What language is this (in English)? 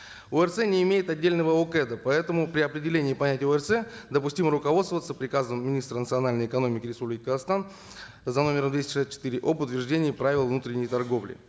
Kazakh